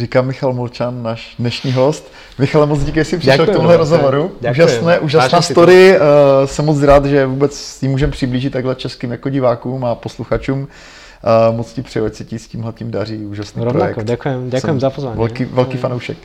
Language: Czech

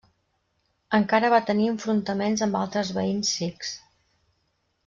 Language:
Catalan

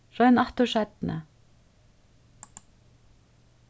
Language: Faroese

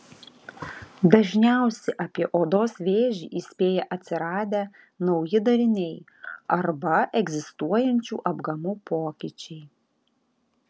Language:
Lithuanian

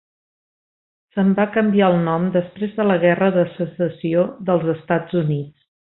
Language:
Catalan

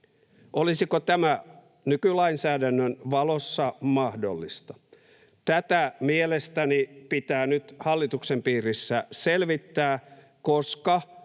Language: Finnish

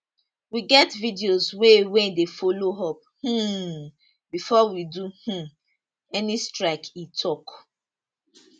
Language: Nigerian Pidgin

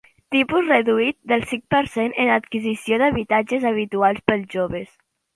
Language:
Catalan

